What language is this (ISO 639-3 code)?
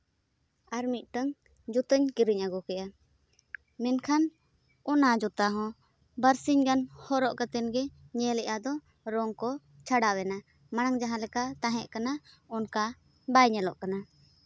sat